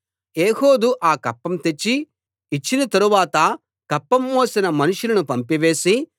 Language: Telugu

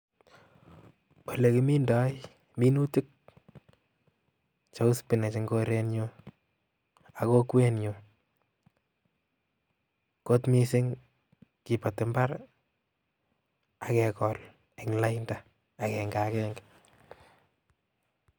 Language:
Kalenjin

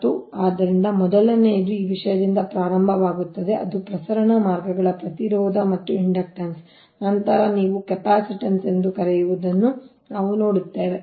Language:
Kannada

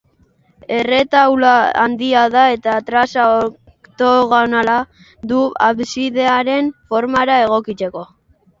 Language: Basque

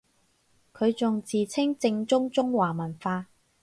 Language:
Cantonese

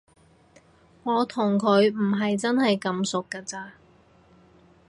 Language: Cantonese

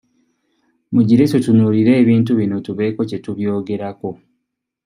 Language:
Ganda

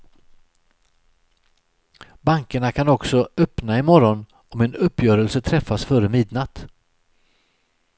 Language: Swedish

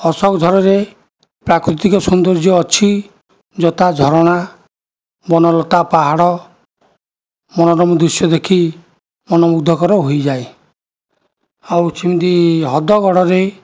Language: Odia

